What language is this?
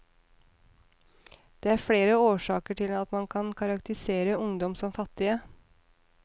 Norwegian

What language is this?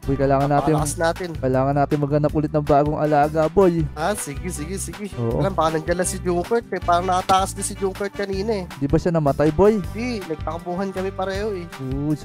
Filipino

